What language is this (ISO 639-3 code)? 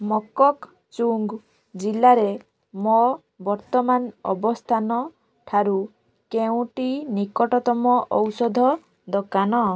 ori